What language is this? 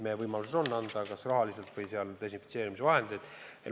Estonian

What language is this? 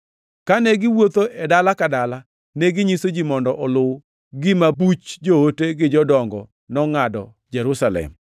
Luo (Kenya and Tanzania)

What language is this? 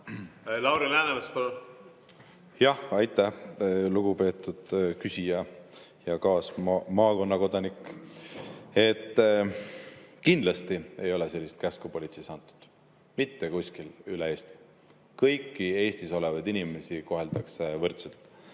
Estonian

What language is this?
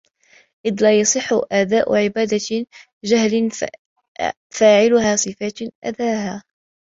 Arabic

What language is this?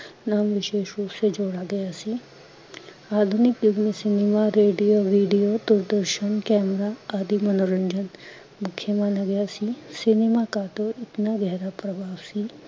Punjabi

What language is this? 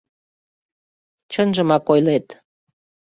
Mari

